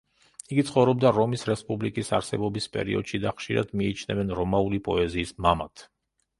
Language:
Georgian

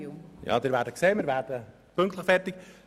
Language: Swiss German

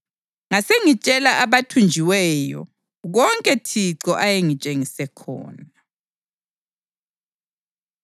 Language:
North Ndebele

